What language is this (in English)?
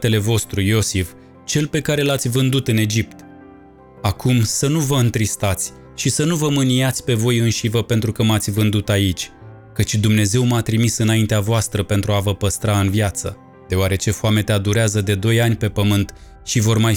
Romanian